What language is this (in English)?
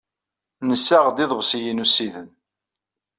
Kabyle